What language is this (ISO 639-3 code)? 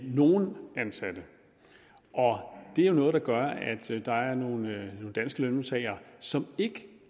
dan